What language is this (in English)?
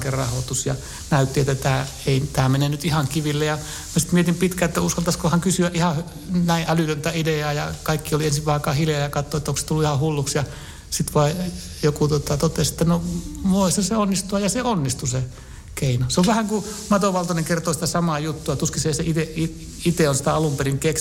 Finnish